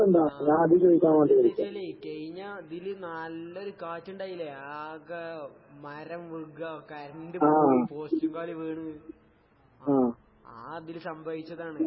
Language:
Malayalam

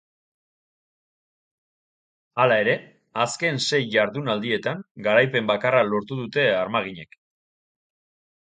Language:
Basque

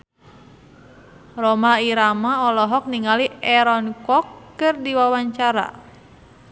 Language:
Sundanese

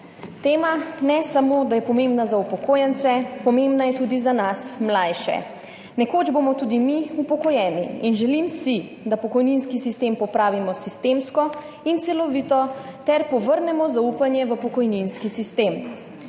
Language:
Slovenian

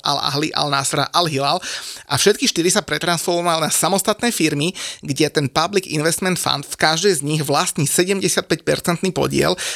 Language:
Slovak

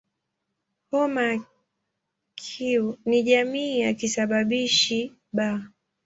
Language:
Swahili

